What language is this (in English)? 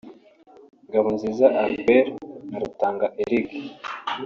Kinyarwanda